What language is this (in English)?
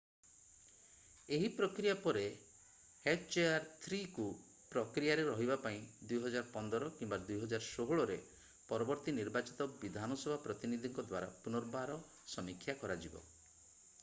Odia